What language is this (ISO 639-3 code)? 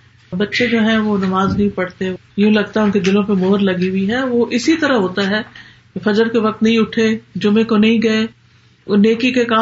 urd